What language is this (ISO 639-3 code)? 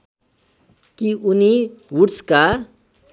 nep